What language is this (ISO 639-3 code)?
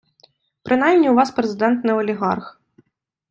ukr